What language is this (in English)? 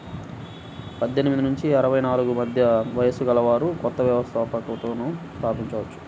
Telugu